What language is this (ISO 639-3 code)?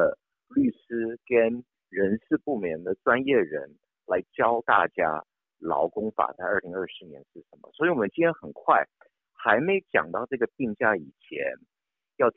zho